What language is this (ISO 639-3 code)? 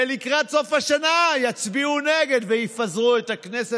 heb